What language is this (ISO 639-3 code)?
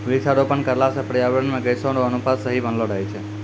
mai